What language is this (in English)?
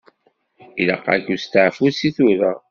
Kabyle